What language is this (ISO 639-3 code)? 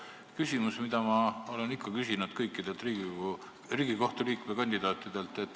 est